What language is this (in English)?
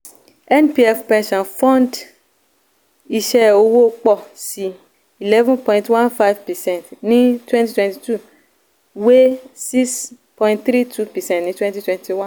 Yoruba